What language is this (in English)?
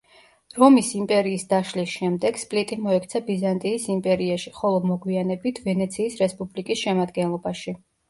Georgian